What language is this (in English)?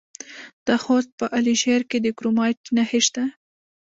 Pashto